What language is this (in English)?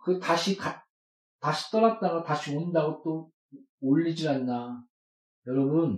Korean